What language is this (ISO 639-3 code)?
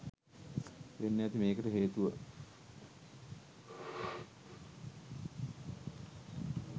sin